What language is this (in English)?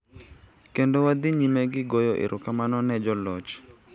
Luo (Kenya and Tanzania)